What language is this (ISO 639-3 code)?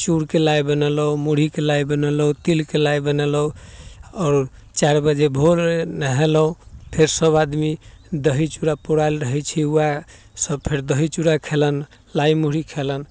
mai